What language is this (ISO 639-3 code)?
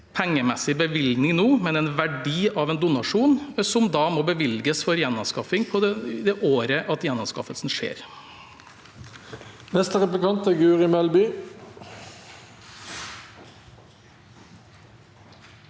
nor